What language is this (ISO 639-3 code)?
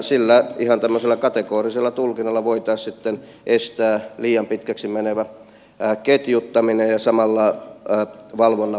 fin